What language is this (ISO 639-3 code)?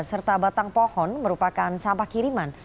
ind